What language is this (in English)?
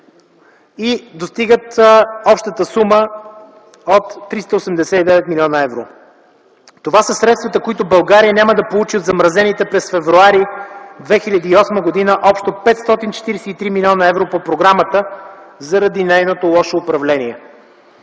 Bulgarian